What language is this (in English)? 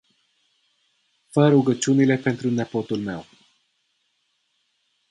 Romanian